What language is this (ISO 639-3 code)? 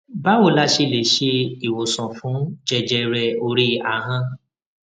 yor